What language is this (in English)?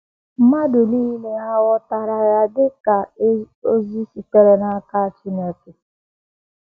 Igbo